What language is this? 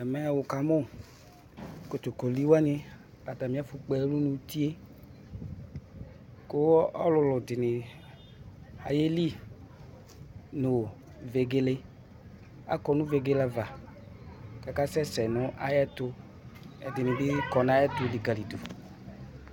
Ikposo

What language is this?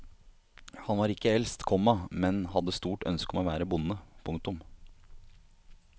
Norwegian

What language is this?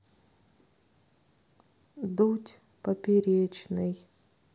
Russian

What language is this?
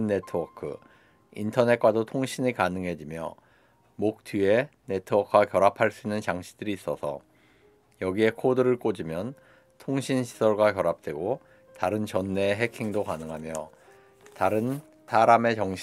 Korean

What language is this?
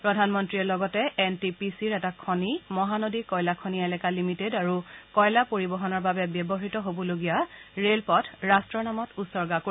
Assamese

